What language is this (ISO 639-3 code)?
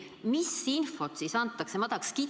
est